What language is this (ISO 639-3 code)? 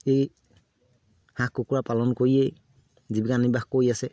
asm